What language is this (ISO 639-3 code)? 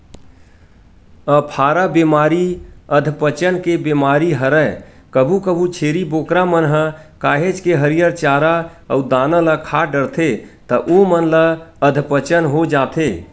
hne